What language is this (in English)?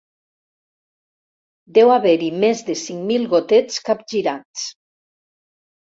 Catalan